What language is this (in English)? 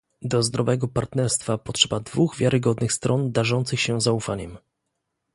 Polish